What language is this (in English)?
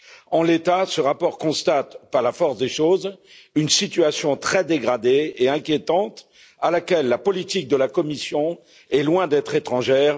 French